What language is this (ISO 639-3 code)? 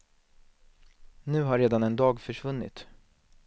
swe